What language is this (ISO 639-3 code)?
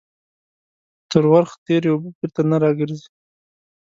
pus